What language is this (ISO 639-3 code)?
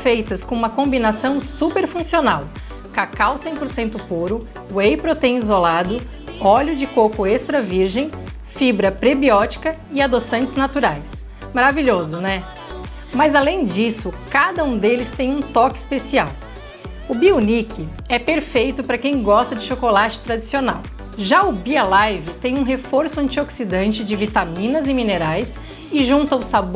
por